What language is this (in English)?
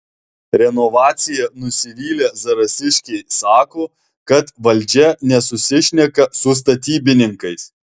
Lithuanian